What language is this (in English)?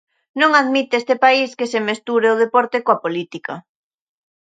Galician